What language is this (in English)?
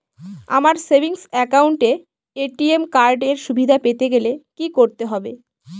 Bangla